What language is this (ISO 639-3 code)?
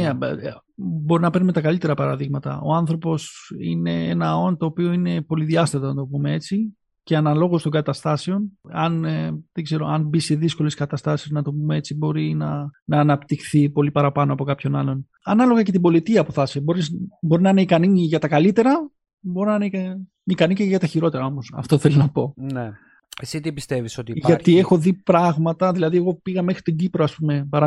ell